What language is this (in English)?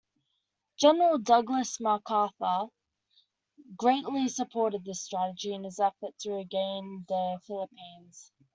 English